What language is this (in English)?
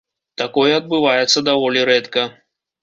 Belarusian